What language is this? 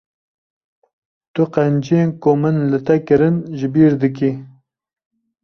Kurdish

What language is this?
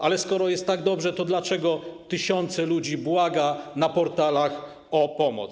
Polish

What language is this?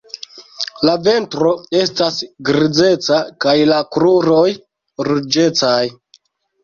Esperanto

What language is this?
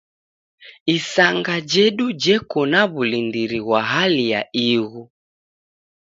Taita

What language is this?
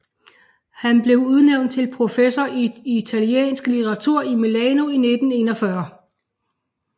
Danish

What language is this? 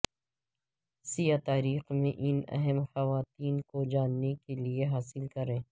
Urdu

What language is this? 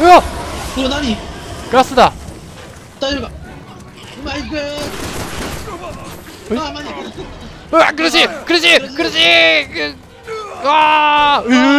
Japanese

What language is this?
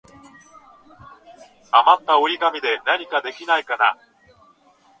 Japanese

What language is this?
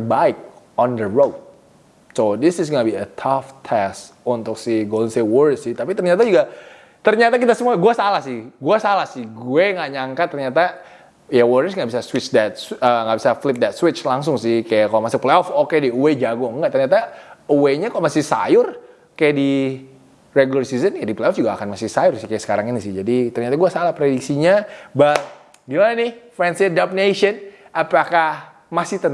Indonesian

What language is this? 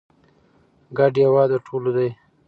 Pashto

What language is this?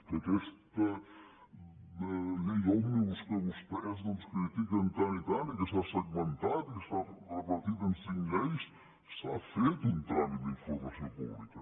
Catalan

